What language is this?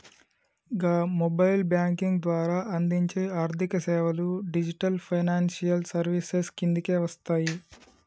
Telugu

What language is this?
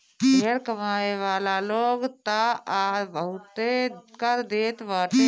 Bhojpuri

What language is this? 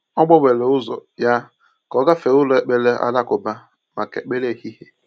Igbo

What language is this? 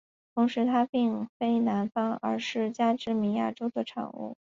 Chinese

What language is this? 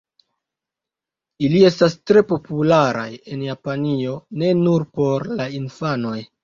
Esperanto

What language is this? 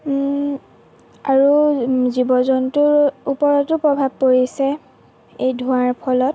Assamese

